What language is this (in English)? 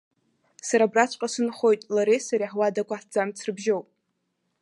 Abkhazian